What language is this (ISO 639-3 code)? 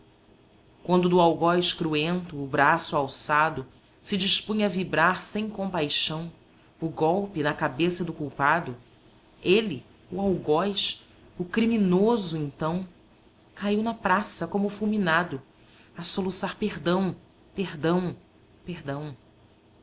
por